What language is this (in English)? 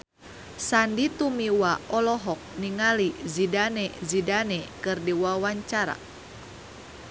Sundanese